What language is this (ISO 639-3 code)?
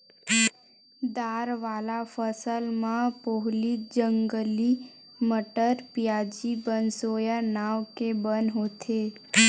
hne